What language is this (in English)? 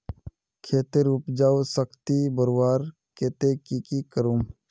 Magahi